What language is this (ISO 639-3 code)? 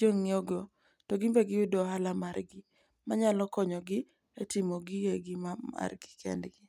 luo